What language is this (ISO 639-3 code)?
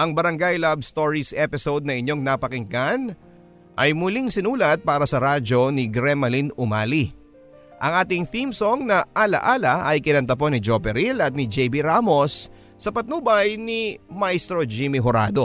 fil